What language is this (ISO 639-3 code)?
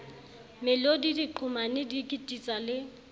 sot